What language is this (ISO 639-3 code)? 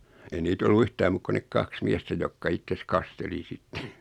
fin